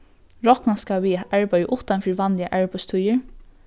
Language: Faroese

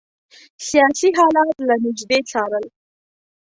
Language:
Pashto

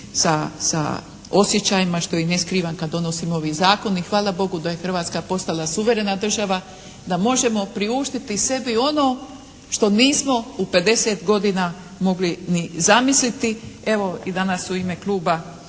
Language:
Croatian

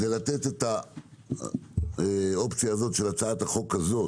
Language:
Hebrew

